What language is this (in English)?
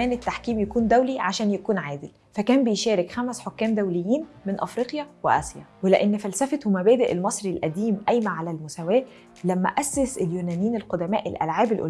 Arabic